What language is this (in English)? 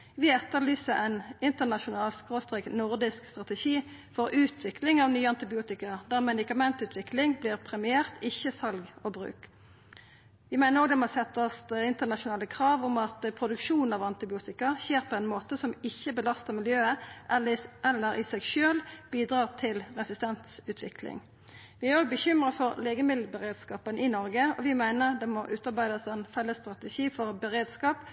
Norwegian Nynorsk